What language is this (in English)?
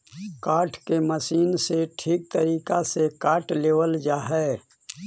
Magahi